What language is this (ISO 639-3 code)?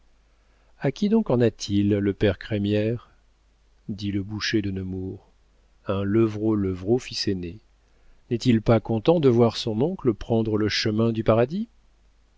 fra